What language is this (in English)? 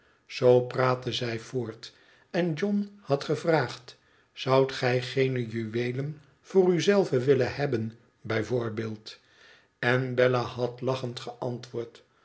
Dutch